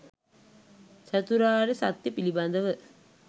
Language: Sinhala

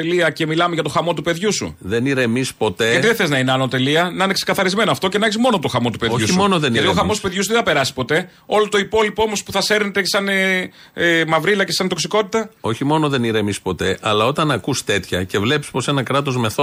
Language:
Greek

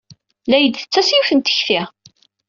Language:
Kabyle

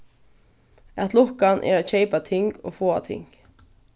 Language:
Faroese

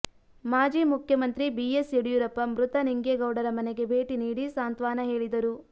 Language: Kannada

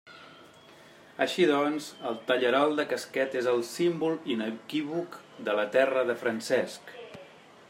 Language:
Catalan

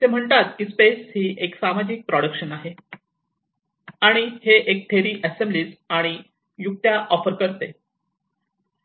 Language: Marathi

